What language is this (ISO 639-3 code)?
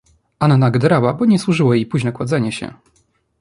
pol